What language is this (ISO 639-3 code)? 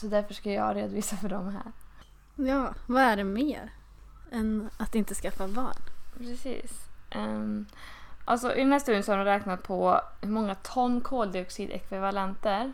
swe